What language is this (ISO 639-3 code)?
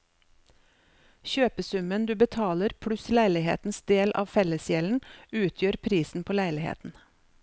nor